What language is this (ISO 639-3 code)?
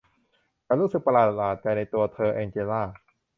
tha